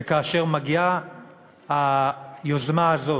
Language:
Hebrew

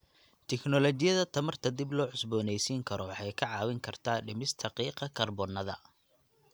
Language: Somali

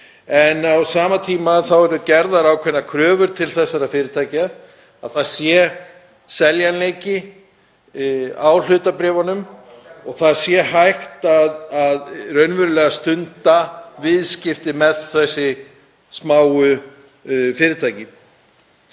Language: Icelandic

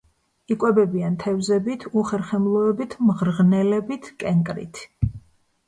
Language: Georgian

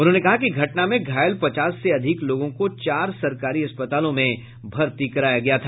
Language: Hindi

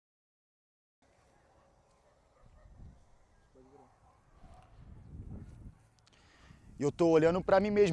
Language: Portuguese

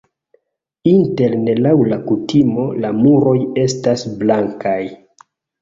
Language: Esperanto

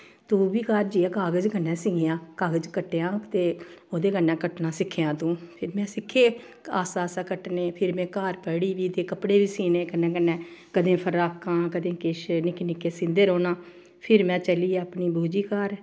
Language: Dogri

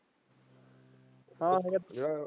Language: Punjabi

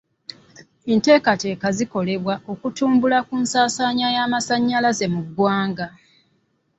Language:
Ganda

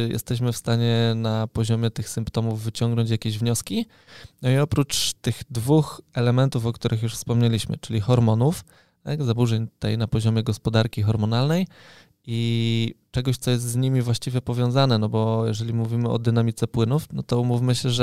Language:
Polish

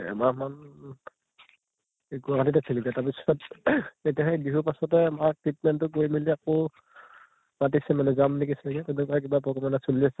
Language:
Assamese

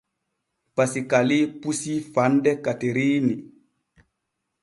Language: Borgu Fulfulde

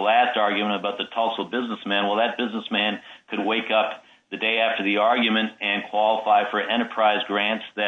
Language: English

